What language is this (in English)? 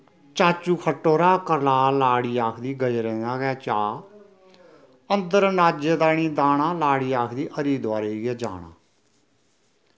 Dogri